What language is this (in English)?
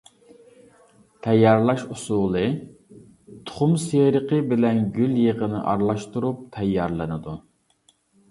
Uyghur